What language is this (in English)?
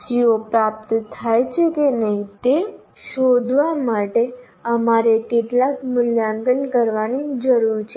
Gujarati